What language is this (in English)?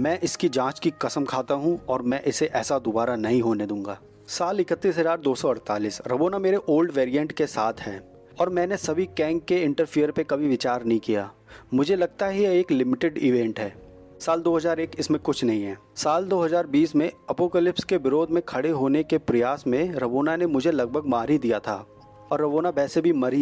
Hindi